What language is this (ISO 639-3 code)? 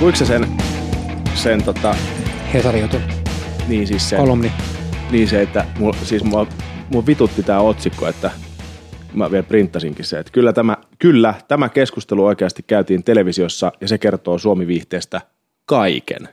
fin